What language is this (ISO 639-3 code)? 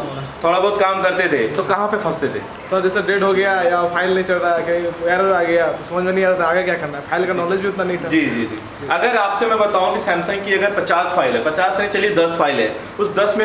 hin